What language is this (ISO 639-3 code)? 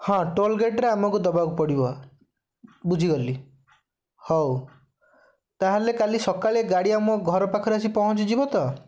ori